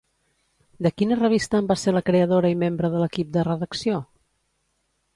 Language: Catalan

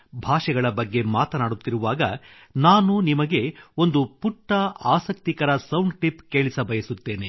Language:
Kannada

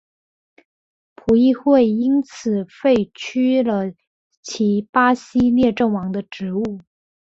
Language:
Chinese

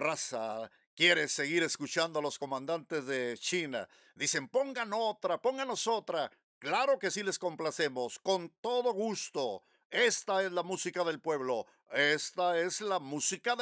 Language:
Spanish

